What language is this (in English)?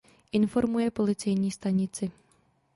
Czech